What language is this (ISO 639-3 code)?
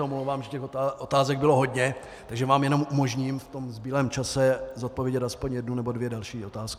ces